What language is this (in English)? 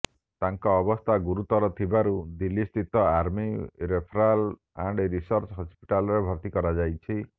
Odia